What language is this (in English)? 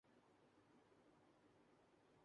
Urdu